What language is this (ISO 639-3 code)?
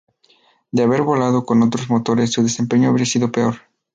spa